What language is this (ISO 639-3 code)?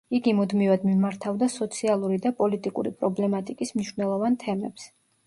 kat